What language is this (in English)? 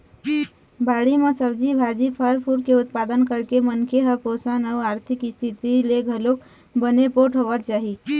Chhattisgarhi